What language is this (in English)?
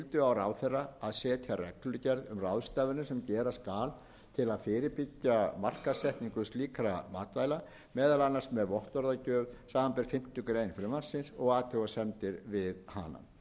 Icelandic